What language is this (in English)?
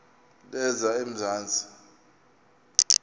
Xhosa